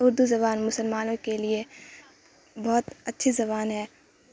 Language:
Urdu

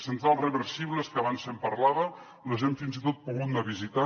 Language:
Catalan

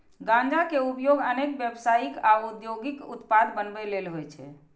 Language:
Maithili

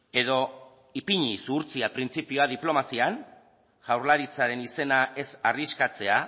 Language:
Basque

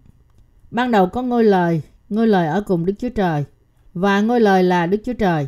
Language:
Vietnamese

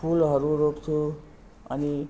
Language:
Nepali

